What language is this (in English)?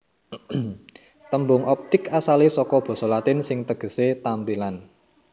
Javanese